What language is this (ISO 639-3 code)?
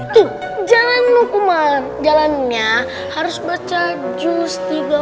ind